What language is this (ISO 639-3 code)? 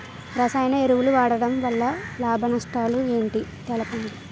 tel